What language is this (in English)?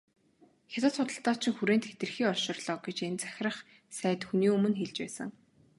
Mongolian